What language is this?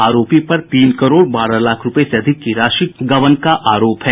Hindi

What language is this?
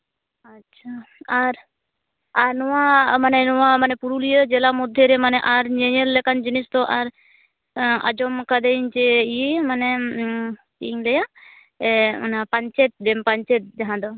Santali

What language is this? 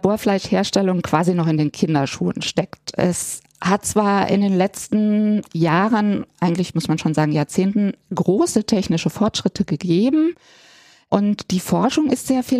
German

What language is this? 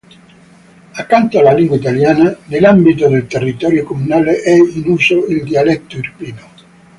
Italian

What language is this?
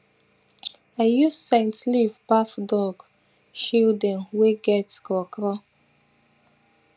Nigerian Pidgin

